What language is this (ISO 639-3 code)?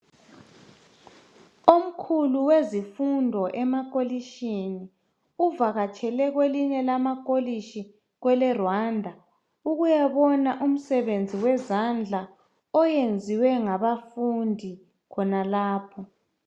nde